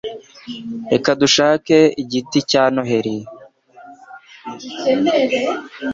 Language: Kinyarwanda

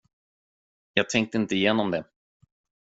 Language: Swedish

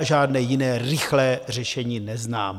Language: Czech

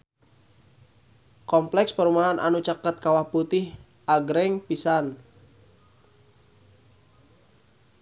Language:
Sundanese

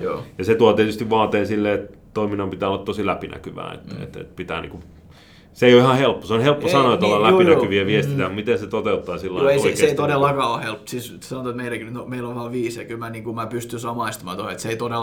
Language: Finnish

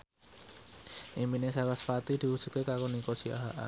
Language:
Javanese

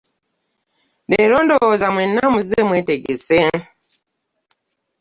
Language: Ganda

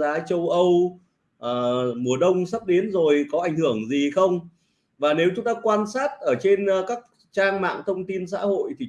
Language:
Vietnamese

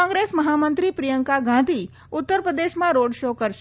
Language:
Gujarati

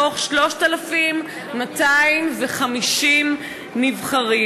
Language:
Hebrew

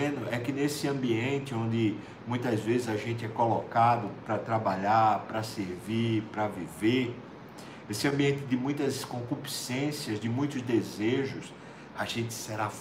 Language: Portuguese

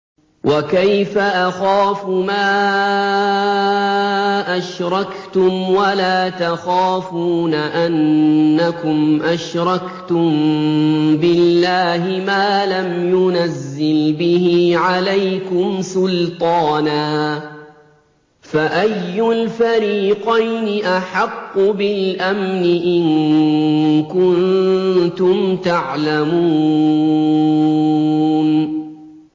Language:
Arabic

